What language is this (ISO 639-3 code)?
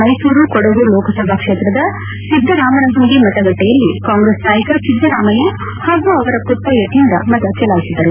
kan